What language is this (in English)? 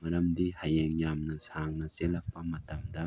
Manipuri